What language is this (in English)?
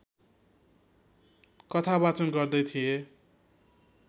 Nepali